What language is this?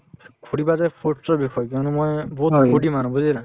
Assamese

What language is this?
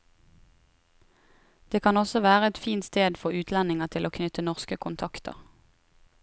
Norwegian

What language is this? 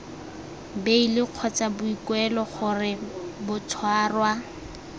Tswana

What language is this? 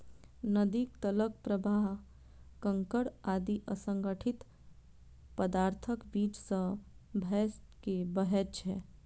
Maithili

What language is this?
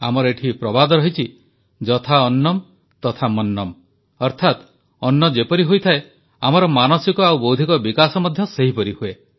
Odia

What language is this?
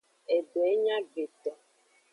Aja (Benin)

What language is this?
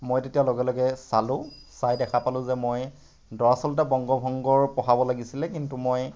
Assamese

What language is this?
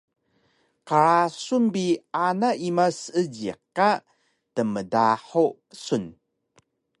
Taroko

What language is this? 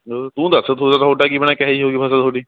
Punjabi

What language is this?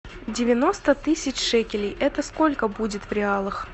Russian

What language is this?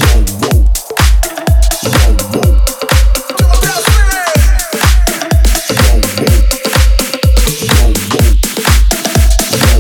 Ukrainian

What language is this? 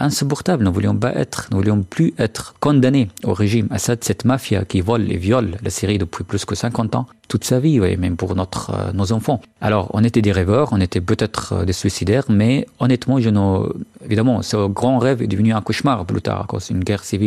French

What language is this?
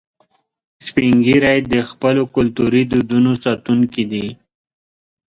Pashto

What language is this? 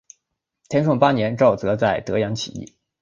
Chinese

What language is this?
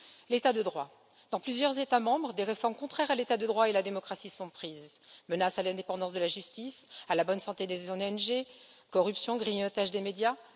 French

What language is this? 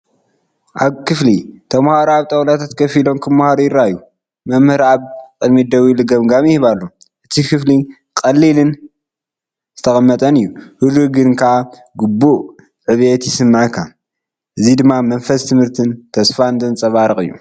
Tigrinya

